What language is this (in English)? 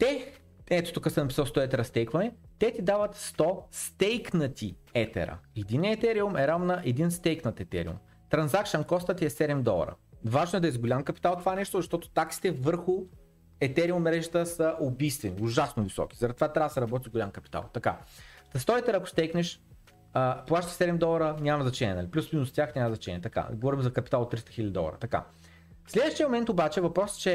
Bulgarian